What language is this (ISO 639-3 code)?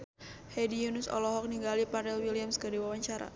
sun